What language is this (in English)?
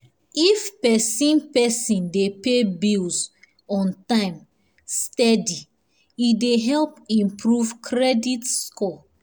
Nigerian Pidgin